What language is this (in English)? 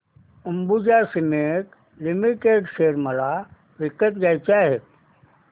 Marathi